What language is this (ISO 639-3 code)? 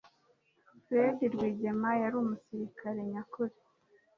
kin